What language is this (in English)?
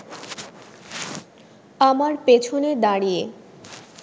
Bangla